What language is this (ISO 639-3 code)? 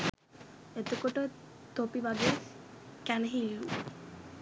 sin